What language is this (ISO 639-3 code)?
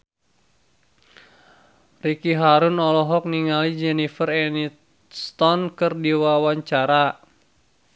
sun